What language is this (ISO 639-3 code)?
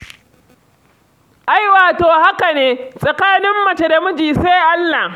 hau